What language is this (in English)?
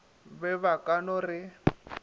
Northern Sotho